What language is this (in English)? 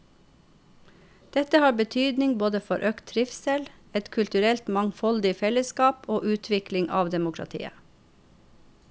Norwegian